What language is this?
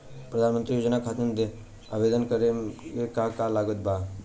Bhojpuri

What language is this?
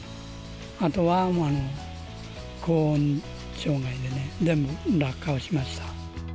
Japanese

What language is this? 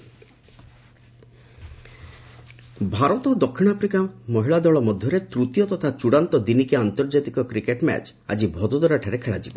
Odia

